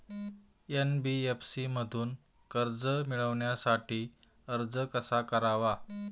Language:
Marathi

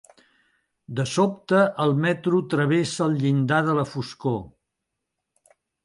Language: Catalan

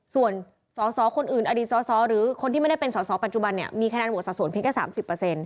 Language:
Thai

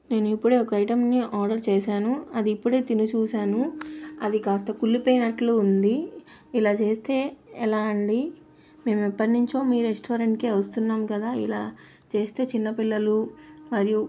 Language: Telugu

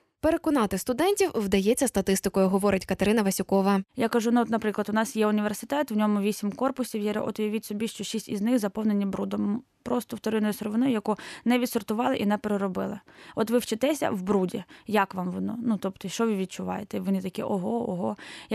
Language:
Ukrainian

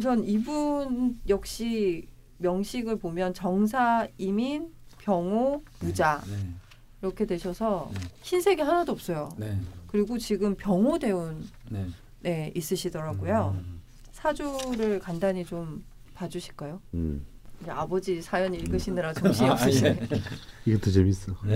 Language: Korean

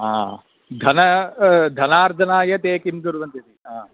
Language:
Sanskrit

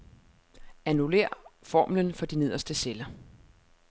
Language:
Danish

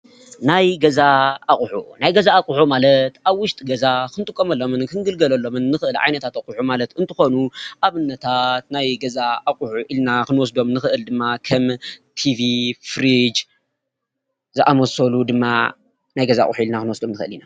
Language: Tigrinya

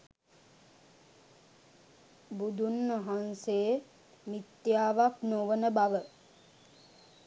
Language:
Sinhala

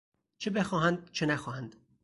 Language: Persian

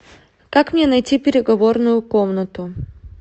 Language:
Russian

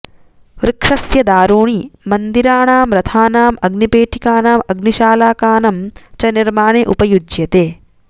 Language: Sanskrit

